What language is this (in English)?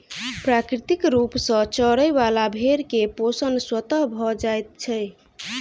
Maithili